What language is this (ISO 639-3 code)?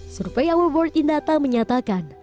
ind